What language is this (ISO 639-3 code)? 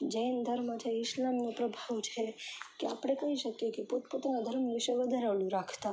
guj